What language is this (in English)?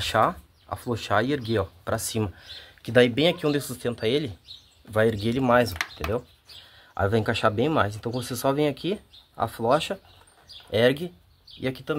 Portuguese